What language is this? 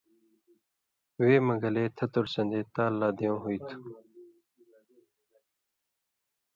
Indus Kohistani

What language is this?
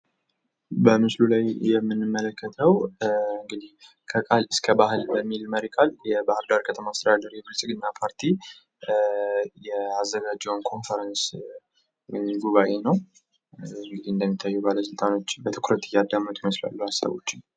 Amharic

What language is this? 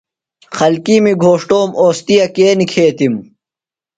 Phalura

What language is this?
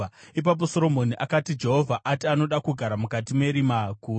Shona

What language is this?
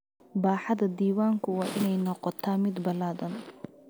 Somali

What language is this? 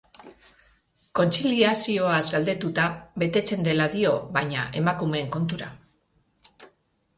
Basque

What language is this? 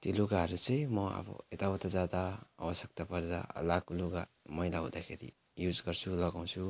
Nepali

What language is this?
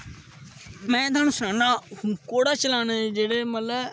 Dogri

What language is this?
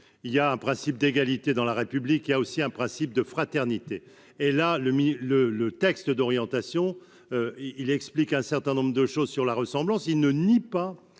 French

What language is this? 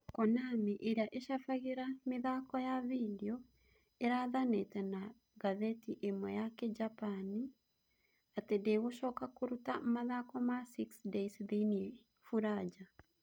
Kikuyu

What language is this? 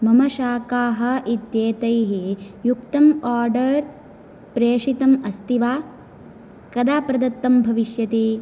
Sanskrit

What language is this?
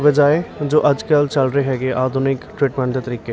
Punjabi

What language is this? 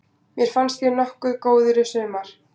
Icelandic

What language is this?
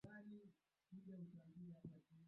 Swahili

